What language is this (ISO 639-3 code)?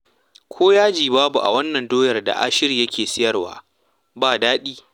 hau